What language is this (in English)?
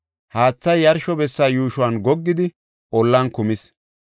Gofa